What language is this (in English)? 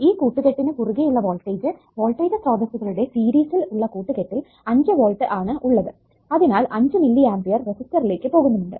Malayalam